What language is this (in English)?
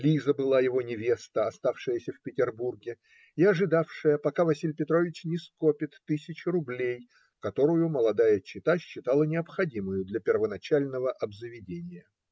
Russian